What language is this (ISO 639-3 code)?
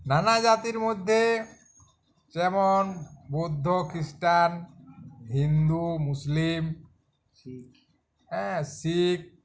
ben